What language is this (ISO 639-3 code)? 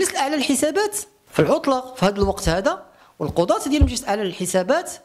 ara